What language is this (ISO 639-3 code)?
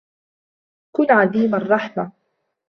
ara